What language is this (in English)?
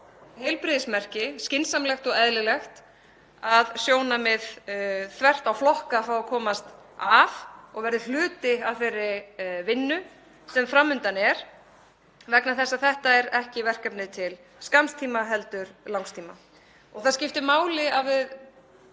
Icelandic